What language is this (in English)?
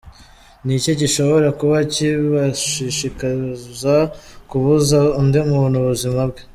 Kinyarwanda